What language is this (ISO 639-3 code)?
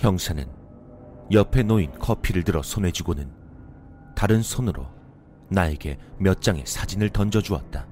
kor